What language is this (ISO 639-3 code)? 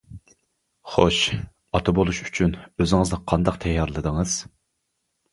uig